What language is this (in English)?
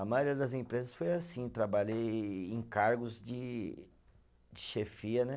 Portuguese